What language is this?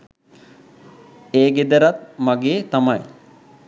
Sinhala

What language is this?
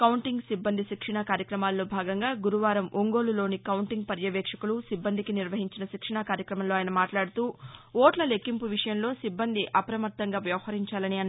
Telugu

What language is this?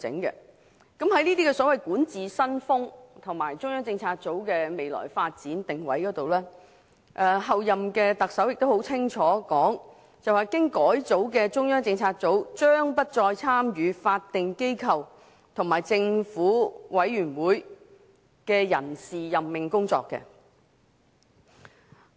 Cantonese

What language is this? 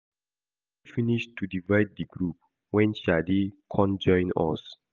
Nigerian Pidgin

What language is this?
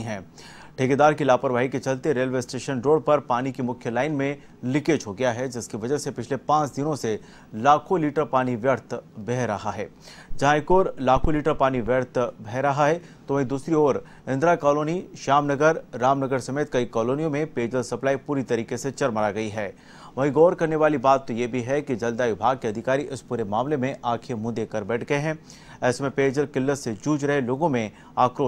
Hindi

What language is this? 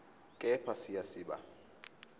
Zulu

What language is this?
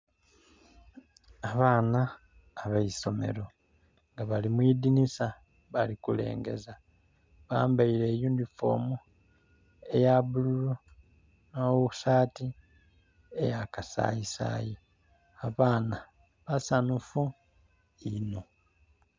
Soga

